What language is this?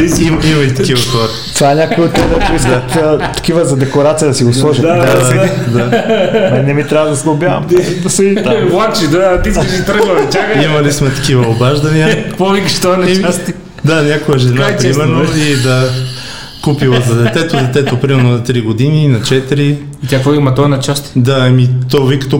Bulgarian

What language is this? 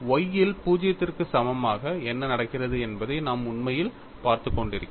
Tamil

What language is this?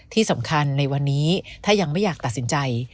Thai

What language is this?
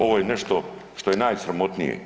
Croatian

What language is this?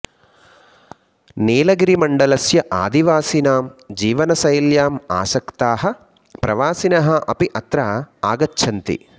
Sanskrit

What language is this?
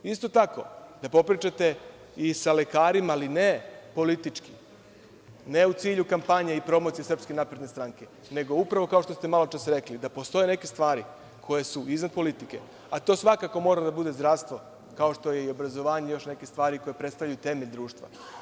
Serbian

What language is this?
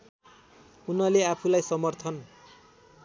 Nepali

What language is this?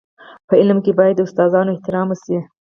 Pashto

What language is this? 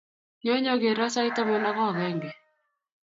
Kalenjin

